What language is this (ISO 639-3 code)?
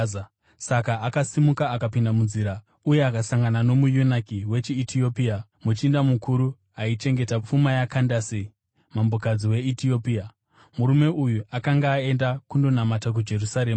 sna